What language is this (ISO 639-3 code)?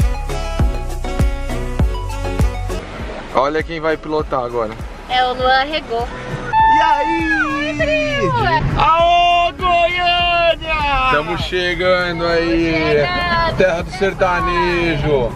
por